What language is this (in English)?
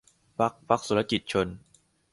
Thai